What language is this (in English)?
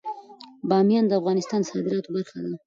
Pashto